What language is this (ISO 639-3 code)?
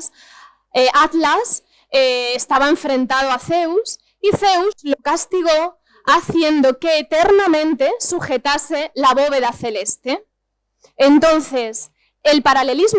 spa